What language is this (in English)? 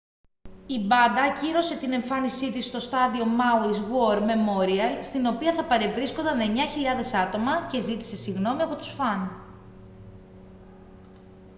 Greek